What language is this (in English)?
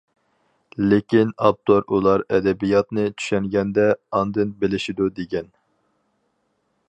Uyghur